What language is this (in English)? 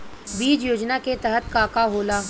Bhojpuri